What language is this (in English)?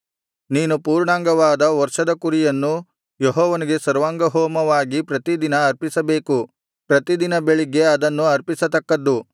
Kannada